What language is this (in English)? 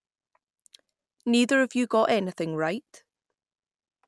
English